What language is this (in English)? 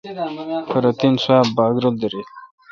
Kalkoti